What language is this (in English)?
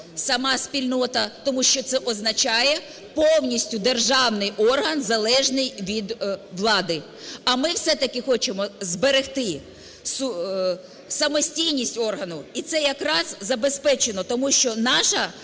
Ukrainian